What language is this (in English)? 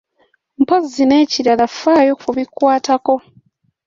Ganda